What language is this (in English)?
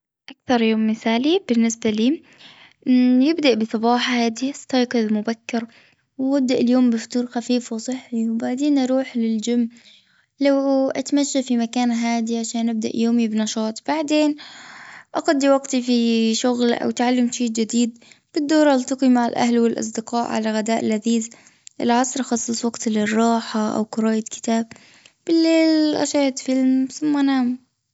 Gulf Arabic